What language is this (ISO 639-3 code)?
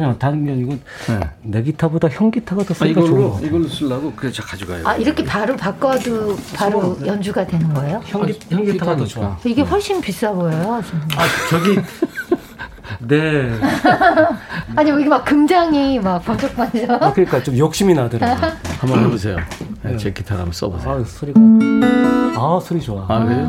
kor